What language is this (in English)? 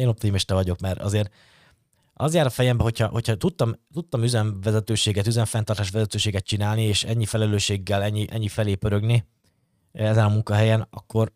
Hungarian